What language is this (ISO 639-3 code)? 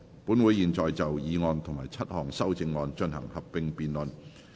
yue